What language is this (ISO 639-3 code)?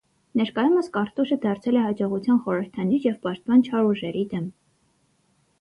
hye